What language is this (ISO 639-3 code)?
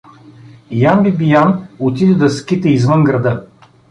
bul